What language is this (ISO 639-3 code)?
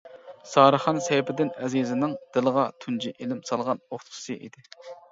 uig